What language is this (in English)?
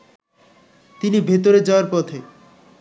Bangla